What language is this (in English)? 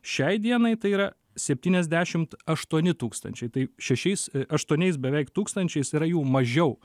Lithuanian